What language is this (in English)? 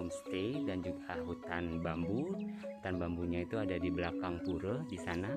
Indonesian